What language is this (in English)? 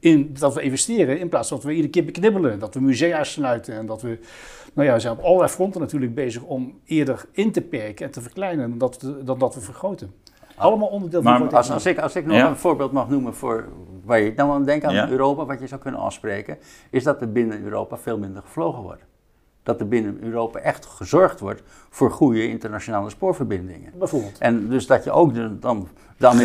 Dutch